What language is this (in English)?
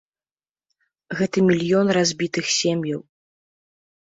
Belarusian